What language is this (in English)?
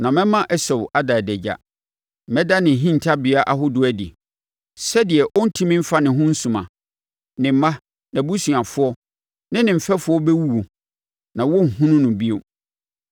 Akan